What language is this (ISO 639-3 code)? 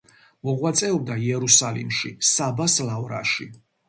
kat